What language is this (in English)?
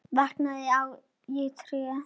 Icelandic